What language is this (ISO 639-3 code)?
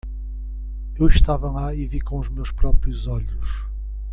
por